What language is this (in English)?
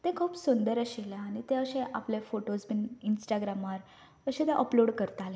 Konkani